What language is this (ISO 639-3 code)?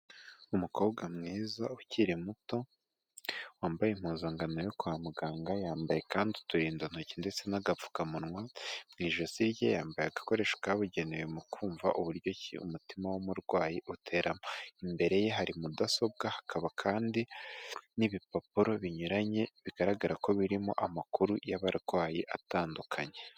kin